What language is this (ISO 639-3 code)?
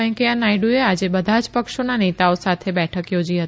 guj